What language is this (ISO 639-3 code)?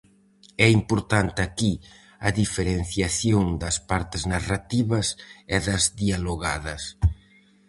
glg